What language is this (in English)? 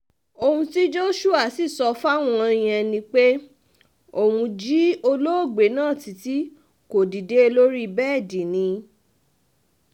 Yoruba